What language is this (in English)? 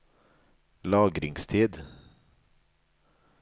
Norwegian